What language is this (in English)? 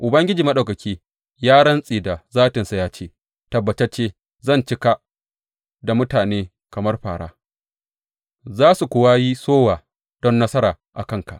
Hausa